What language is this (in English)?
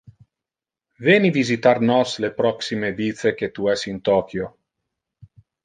Interlingua